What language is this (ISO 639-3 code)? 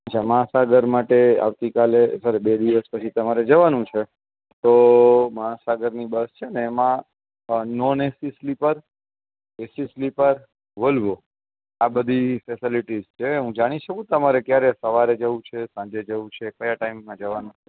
guj